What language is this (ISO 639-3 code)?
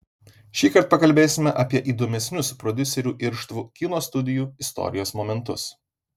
lit